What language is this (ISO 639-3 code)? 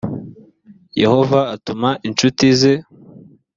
kin